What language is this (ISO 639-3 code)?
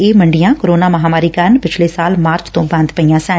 pan